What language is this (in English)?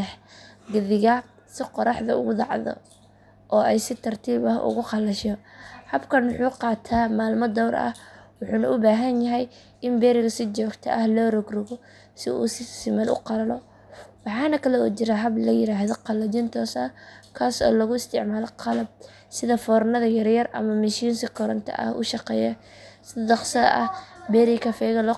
Somali